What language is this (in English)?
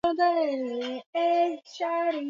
Swahili